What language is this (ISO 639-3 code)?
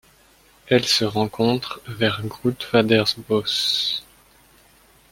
fra